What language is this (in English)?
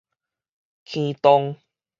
Min Nan Chinese